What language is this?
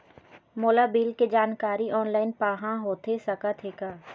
Chhattisgarhi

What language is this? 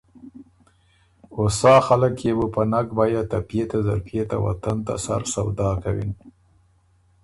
Ormuri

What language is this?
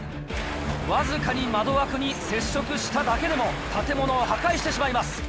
Japanese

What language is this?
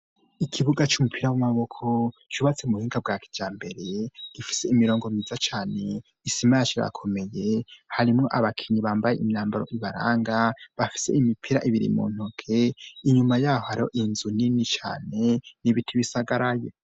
Rundi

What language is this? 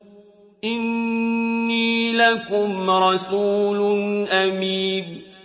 Arabic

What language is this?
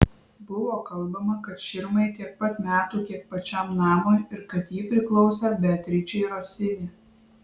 Lithuanian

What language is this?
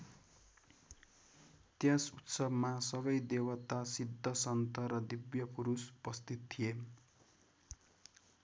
Nepali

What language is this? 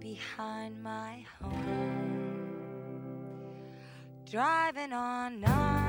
Turkish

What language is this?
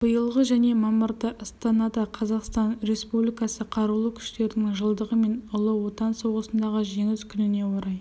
Kazakh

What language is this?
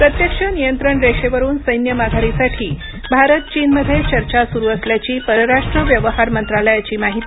Marathi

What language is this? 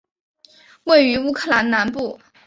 Chinese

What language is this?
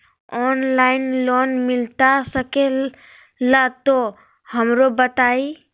Magahi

